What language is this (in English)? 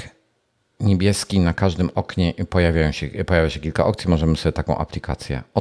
Polish